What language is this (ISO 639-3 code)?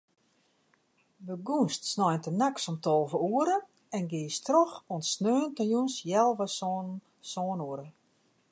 fry